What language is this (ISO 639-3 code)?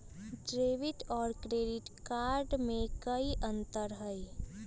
mag